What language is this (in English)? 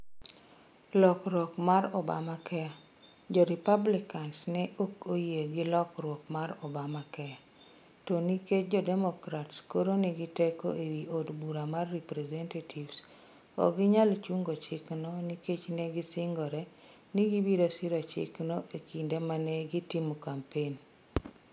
Luo (Kenya and Tanzania)